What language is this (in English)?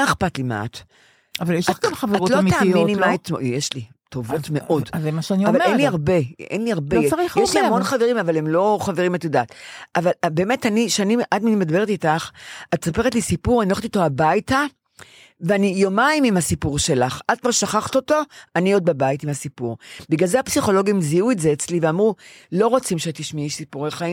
Hebrew